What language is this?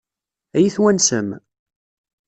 Kabyle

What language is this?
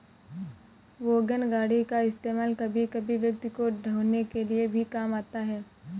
Hindi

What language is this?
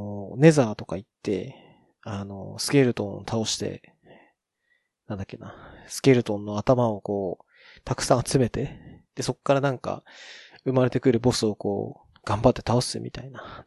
Japanese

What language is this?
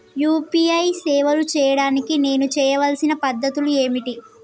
Telugu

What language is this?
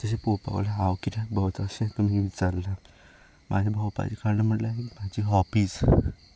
Konkani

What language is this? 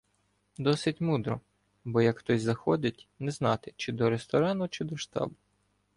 Ukrainian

